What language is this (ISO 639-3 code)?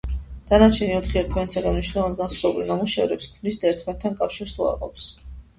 kat